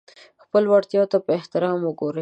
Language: Pashto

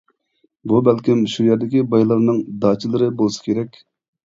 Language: Uyghur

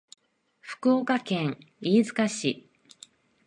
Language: Japanese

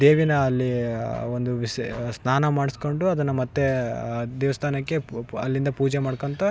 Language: Kannada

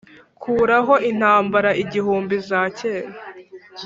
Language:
Kinyarwanda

